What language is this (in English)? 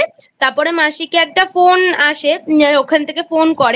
Bangla